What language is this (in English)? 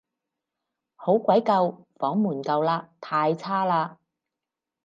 Cantonese